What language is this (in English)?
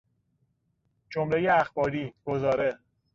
Persian